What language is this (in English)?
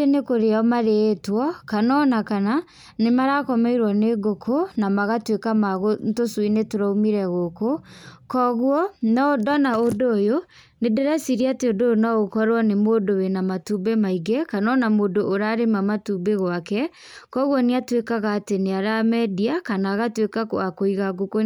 Kikuyu